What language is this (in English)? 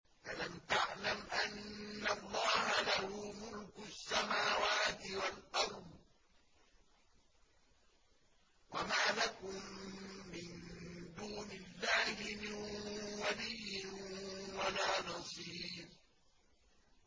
Arabic